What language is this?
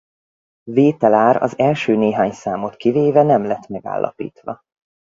Hungarian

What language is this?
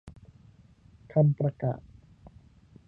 Thai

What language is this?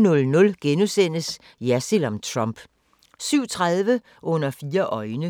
Danish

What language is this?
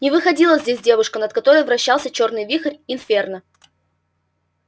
Russian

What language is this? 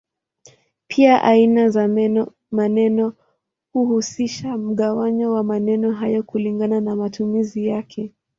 Swahili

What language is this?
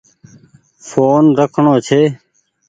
Goaria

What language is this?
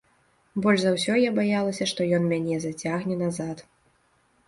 Belarusian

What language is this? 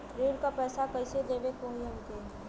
Bhojpuri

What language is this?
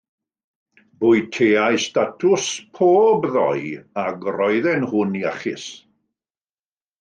Welsh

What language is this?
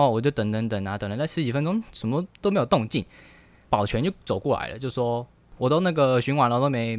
Chinese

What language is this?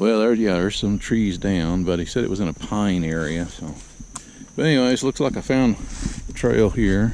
English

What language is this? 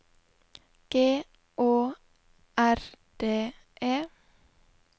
Norwegian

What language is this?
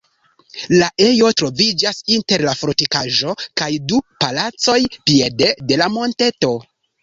Esperanto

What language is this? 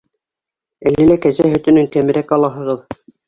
Bashkir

